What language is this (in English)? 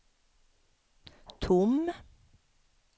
Swedish